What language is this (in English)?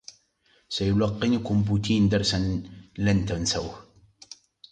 Arabic